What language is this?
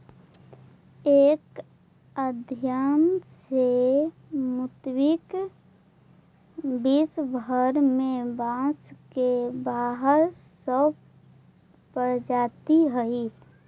Magahi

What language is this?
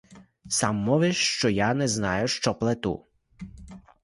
Ukrainian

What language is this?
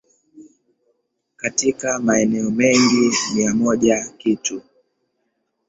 Swahili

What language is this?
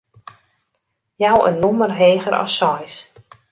Western Frisian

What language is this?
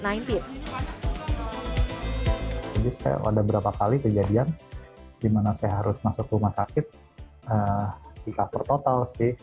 Indonesian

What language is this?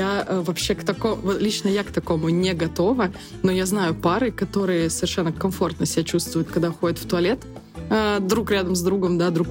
Russian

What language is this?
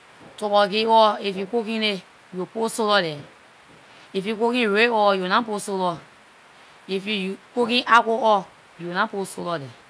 Liberian English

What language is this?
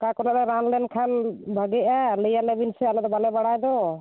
Santali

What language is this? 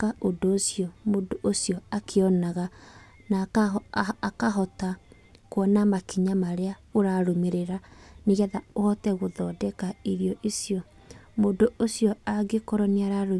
Kikuyu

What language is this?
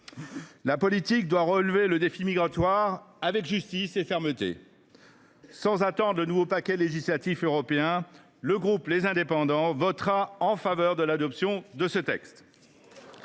French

